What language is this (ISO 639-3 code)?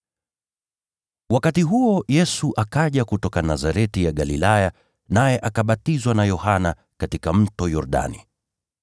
swa